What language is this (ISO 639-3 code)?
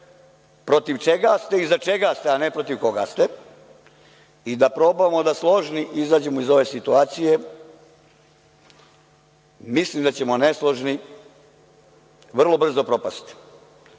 srp